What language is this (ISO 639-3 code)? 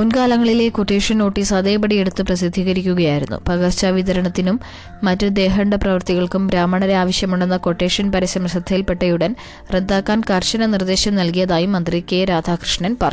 mal